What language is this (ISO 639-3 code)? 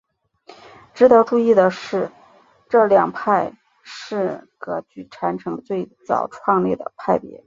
zho